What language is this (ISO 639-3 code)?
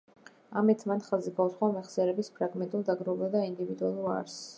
kat